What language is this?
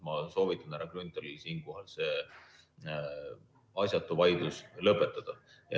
Estonian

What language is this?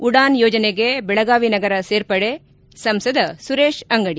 Kannada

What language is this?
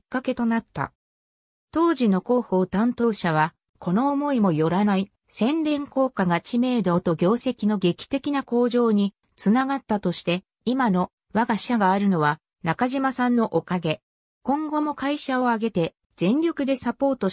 Japanese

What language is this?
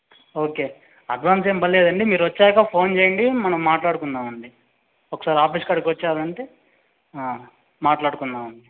Telugu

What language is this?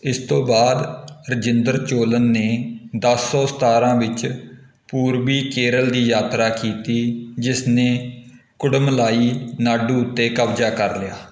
Punjabi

